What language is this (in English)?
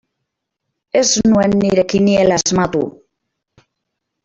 Basque